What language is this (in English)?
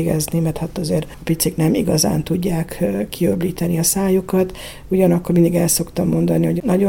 Hungarian